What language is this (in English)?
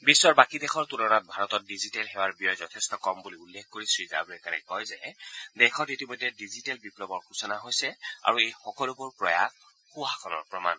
Assamese